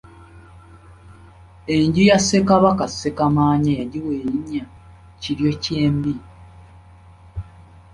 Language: Ganda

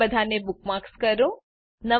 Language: Gujarati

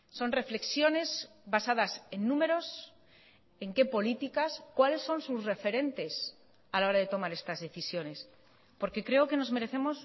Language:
Spanish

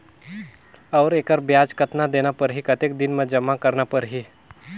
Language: Chhattisgarhi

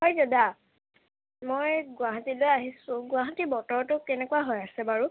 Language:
Assamese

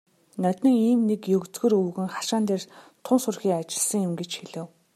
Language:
Mongolian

